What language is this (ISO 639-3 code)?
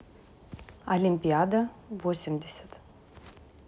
rus